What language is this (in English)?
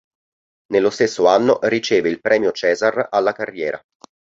Italian